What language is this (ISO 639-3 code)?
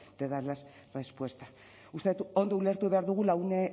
eus